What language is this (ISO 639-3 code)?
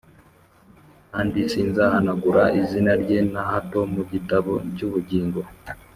kin